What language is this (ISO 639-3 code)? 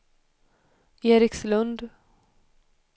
swe